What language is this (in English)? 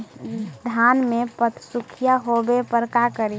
Magahi